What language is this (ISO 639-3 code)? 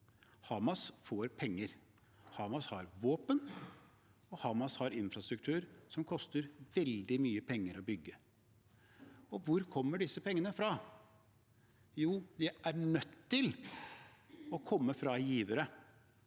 nor